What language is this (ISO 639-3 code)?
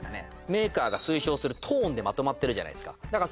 jpn